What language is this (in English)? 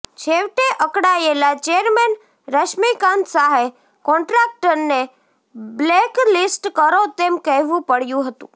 Gujarati